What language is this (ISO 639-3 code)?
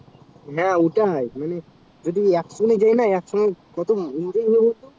ben